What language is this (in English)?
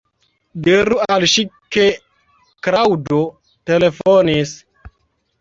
Esperanto